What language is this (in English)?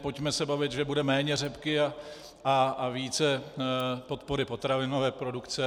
Czech